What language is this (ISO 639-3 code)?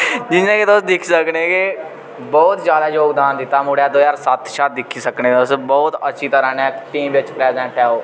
doi